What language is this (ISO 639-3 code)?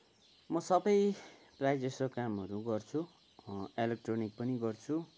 nep